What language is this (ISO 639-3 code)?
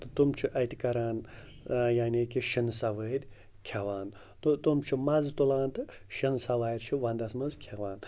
kas